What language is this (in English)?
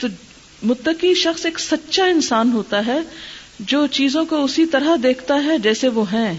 Urdu